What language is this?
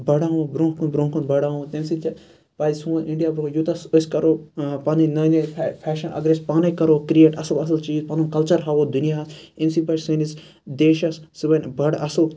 Kashmiri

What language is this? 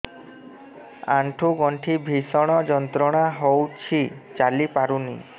Odia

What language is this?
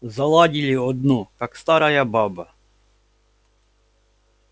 Russian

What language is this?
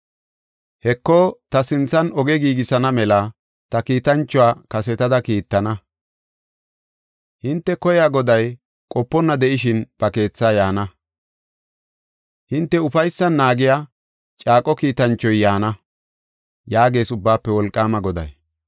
Gofa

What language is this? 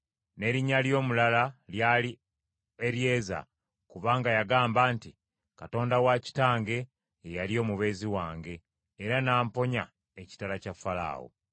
Ganda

